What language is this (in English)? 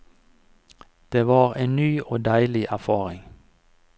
Norwegian